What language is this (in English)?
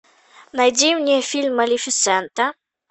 Russian